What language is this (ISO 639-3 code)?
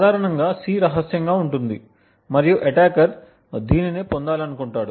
tel